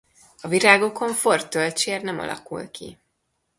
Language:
Hungarian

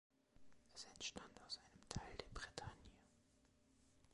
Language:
German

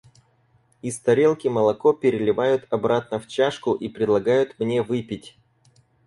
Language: Russian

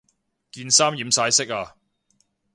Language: Cantonese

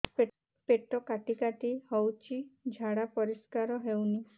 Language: Odia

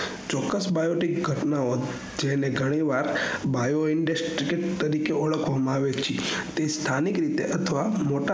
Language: Gujarati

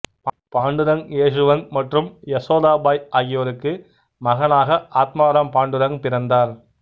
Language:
Tamil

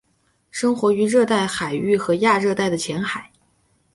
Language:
Chinese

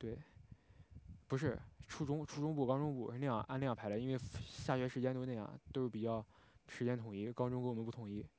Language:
Chinese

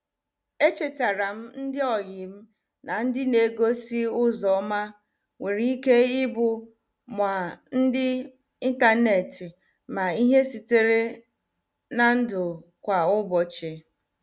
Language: Igbo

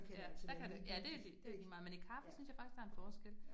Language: Danish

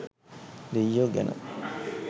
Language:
Sinhala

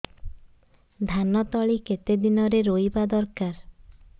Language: Odia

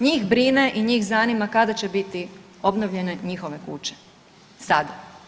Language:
Croatian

